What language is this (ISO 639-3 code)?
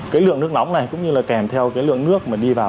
vie